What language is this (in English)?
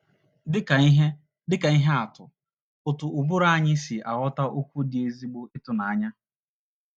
Igbo